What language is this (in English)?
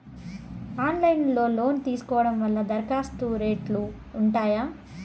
Telugu